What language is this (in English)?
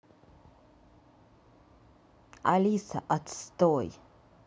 Russian